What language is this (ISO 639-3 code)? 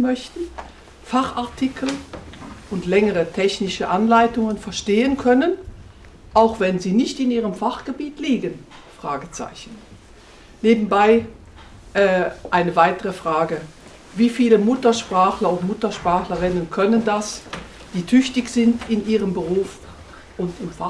deu